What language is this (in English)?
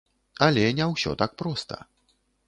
Belarusian